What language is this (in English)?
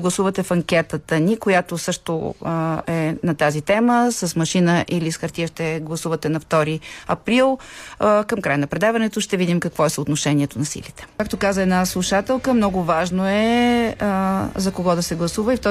Bulgarian